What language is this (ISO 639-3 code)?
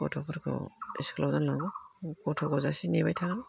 brx